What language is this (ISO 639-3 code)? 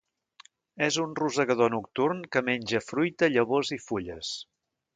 cat